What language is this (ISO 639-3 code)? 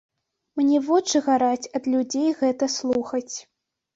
bel